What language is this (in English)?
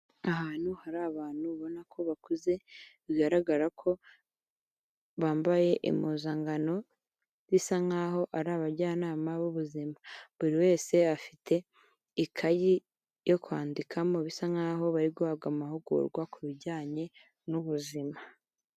Kinyarwanda